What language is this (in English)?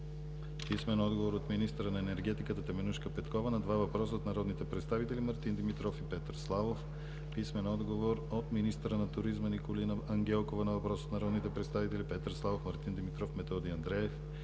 Bulgarian